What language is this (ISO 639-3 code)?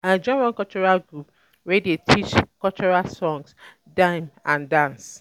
pcm